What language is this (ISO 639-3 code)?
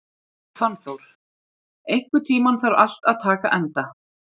isl